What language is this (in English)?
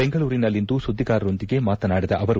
Kannada